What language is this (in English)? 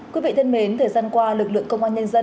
Vietnamese